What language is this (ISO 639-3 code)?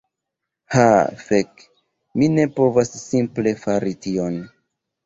epo